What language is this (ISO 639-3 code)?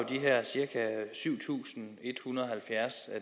dan